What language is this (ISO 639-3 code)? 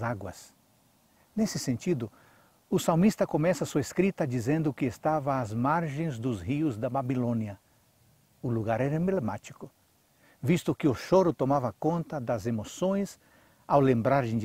por